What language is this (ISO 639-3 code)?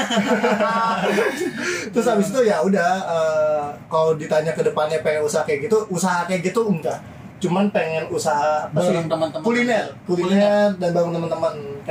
ind